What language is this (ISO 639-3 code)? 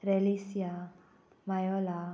kok